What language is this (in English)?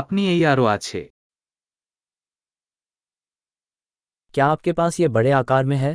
Hindi